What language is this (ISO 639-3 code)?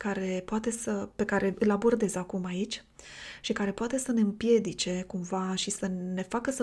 ron